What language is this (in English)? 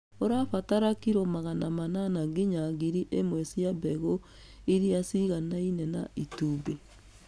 Kikuyu